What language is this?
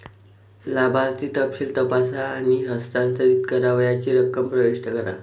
Marathi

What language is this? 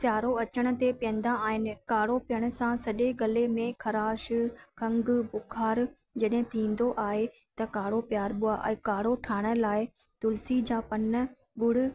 Sindhi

